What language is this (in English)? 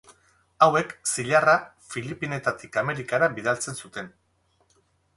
Basque